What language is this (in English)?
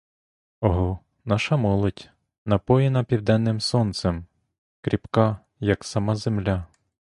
Ukrainian